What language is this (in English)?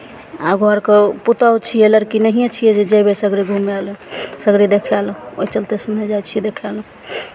Maithili